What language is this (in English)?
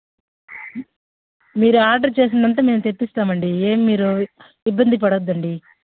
Telugu